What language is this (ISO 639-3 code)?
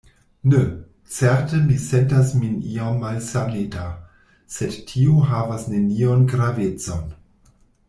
epo